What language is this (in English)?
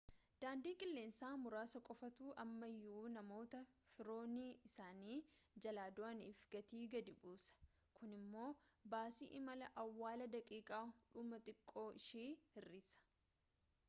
Oromo